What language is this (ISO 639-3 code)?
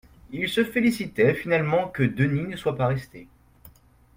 fra